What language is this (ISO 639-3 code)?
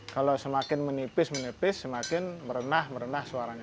ind